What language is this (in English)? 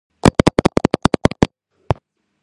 Georgian